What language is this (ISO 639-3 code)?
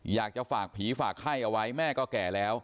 tha